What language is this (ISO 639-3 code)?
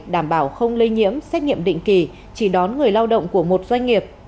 vie